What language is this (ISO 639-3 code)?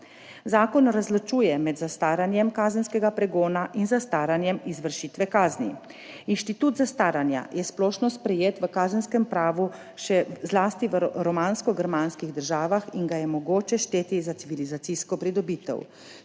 slv